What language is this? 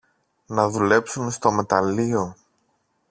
Greek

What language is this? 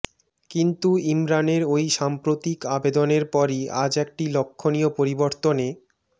Bangla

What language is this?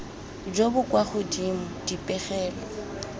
Tswana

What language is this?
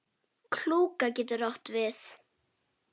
Icelandic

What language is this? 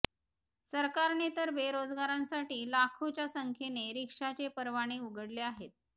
Marathi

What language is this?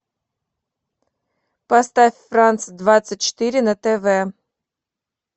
Russian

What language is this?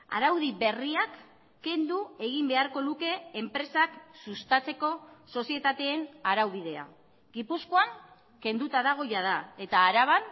Basque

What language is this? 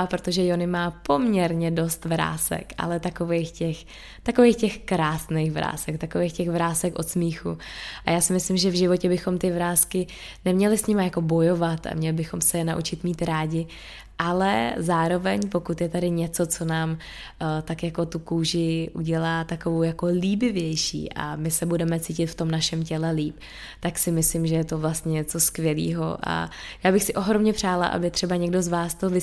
Czech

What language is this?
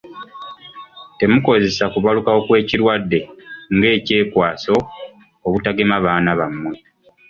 Ganda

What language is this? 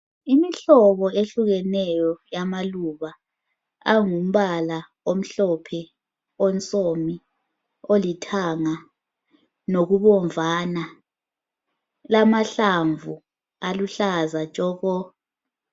North Ndebele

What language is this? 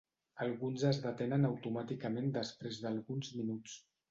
Catalan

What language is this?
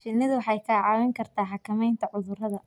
Somali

